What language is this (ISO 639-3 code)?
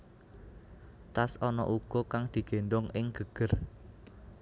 jav